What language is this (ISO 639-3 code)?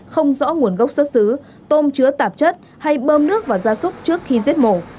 vie